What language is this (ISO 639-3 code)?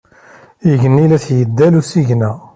kab